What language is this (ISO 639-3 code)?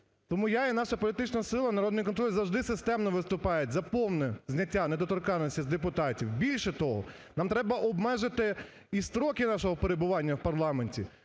ukr